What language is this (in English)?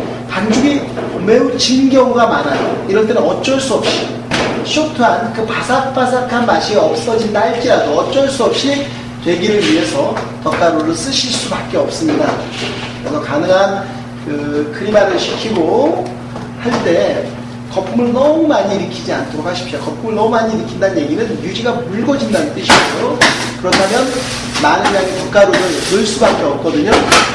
Korean